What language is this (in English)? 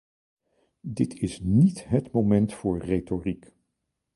Dutch